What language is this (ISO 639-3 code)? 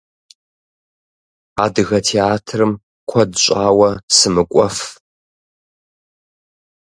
kbd